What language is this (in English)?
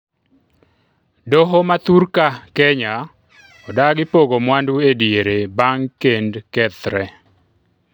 Luo (Kenya and Tanzania)